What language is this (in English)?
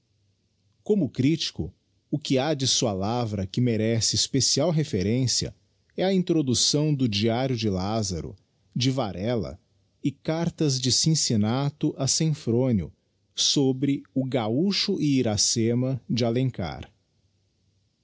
Portuguese